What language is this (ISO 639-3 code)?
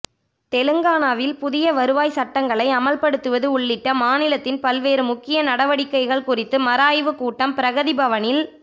tam